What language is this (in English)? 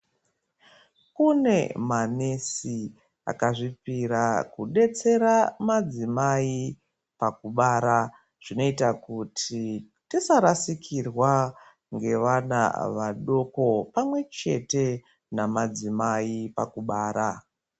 Ndau